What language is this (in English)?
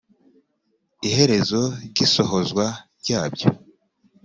Kinyarwanda